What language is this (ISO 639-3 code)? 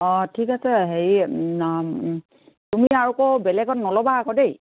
asm